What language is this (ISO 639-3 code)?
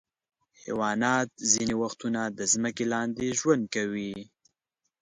pus